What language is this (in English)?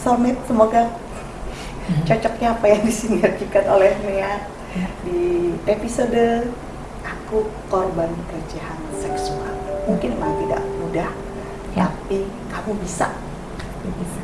Indonesian